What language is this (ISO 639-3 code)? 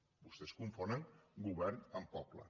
cat